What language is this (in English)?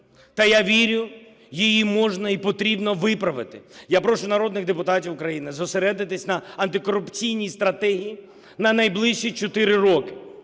Ukrainian